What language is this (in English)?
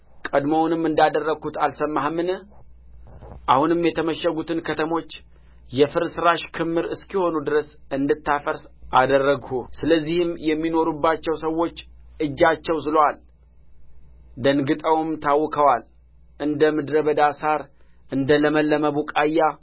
Amharic